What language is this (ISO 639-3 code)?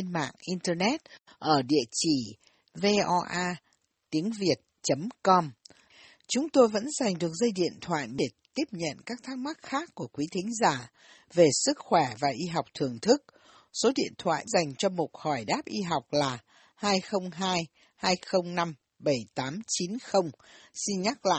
vie